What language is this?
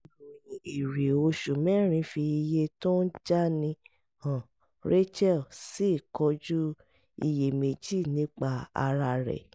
Yoruba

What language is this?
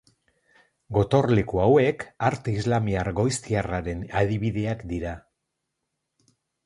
Basque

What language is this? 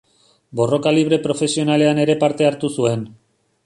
Basque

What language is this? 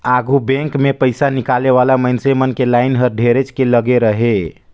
Chhattisgarhi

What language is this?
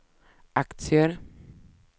Swedish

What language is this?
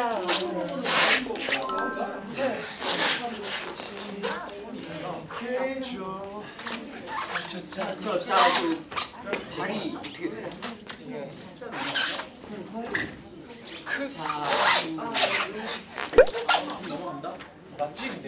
Korean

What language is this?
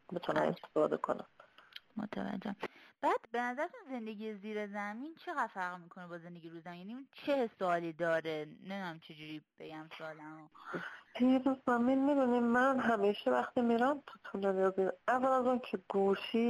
Persian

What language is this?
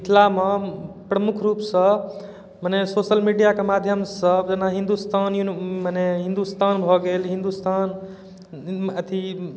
Maithili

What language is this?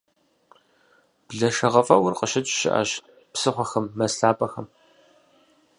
Kabardian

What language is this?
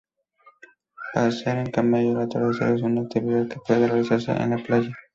Spanish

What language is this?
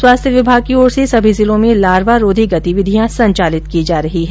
Hindi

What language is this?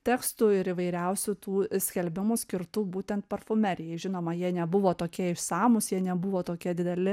Lithuanian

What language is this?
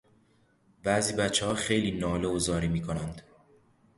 Persian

